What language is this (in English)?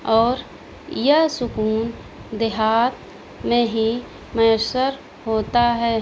Urdu